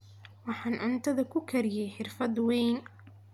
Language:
Somali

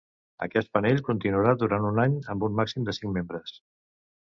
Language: Catalan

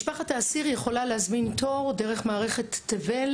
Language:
Hebrew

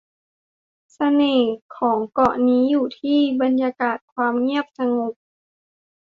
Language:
Thai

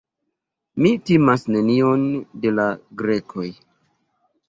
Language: Esperanto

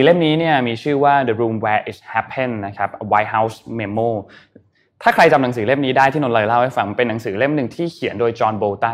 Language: Thai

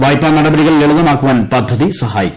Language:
Malayalam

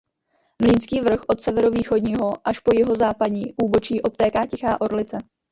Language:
Czech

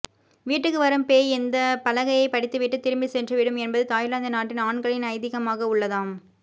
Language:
Tamil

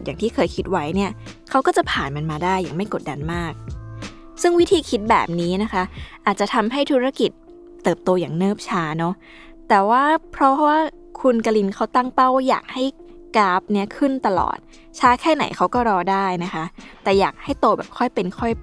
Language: Thai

